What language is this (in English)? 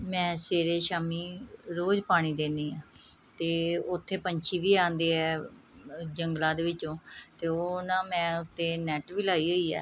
Punjabi